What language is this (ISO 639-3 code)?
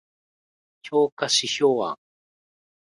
jpn